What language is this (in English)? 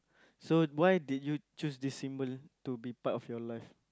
English